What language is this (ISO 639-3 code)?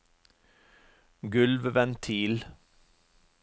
nor